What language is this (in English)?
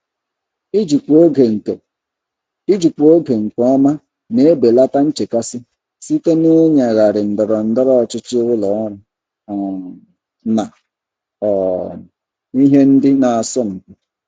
Igbo